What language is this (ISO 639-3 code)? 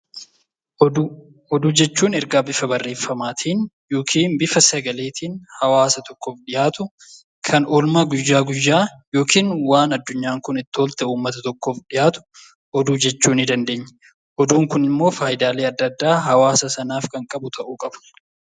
orm